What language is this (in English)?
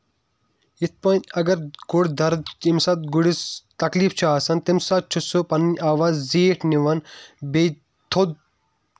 Kashmiri